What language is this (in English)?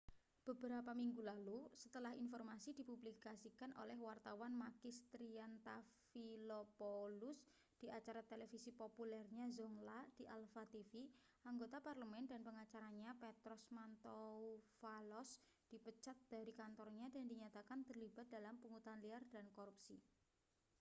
Indonesian